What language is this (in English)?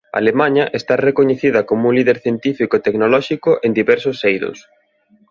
Galician